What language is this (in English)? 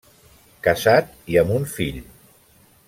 Catalan